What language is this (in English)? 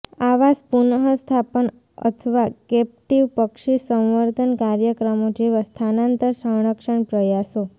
Gujarati